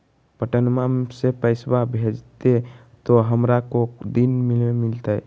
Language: Magahi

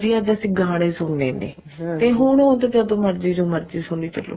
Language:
Punjabi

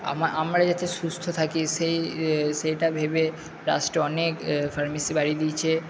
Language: Bangla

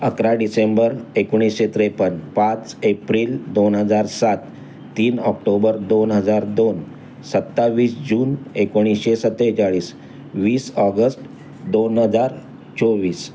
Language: Marathi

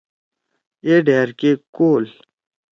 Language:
Torwali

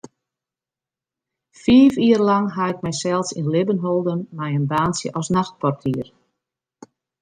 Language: Western Frisian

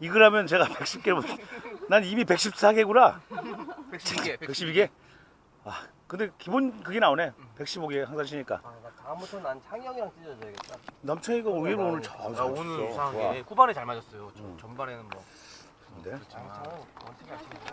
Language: Korean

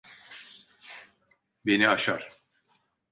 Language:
Turkish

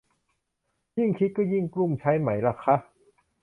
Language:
Thai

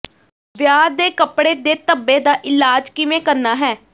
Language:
Punjabi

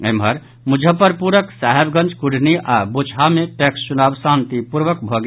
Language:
Maithili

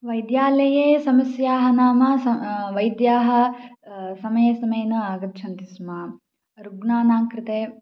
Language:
Sanskrit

